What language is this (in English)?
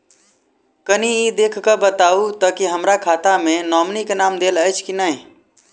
Maithili